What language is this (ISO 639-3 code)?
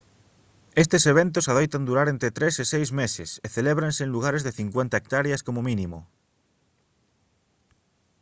glg